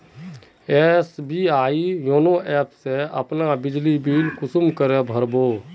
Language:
Magahi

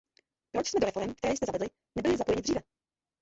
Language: Czech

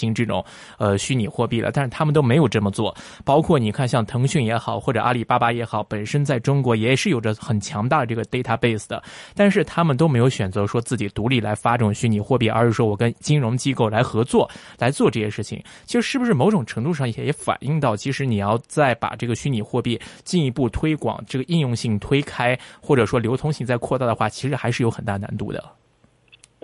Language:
Chinese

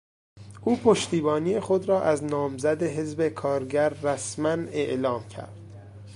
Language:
Persian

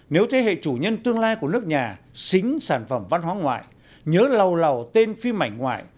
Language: Vietnamese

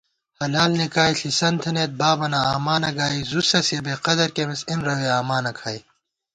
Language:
Gawar-Bati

